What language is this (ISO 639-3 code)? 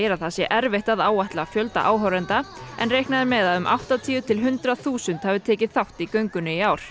isl